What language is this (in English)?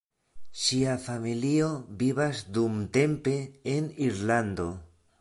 Esperanto